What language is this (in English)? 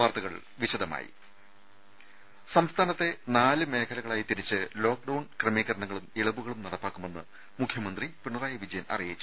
Malayalam